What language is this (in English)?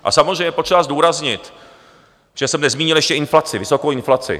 Czech